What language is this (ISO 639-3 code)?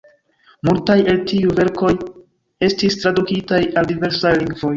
epo